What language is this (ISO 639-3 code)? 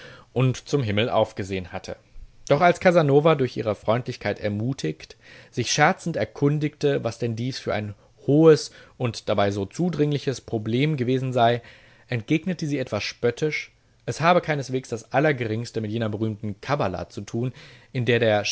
deu